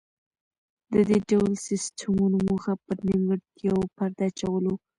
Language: Pashto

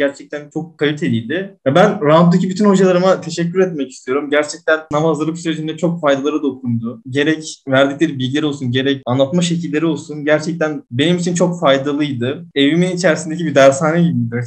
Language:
Turkish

